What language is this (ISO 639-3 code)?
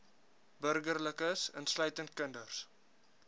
afr